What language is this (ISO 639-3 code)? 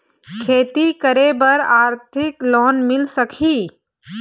hne